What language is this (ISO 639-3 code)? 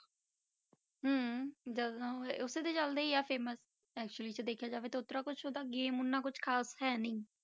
pan